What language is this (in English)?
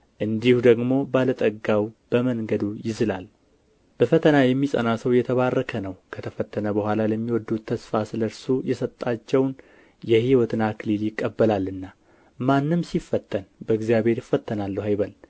Amharic